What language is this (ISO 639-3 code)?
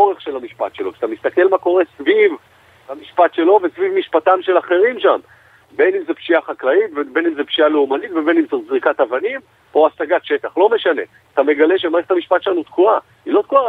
heb